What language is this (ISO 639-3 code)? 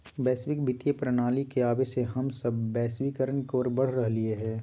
mag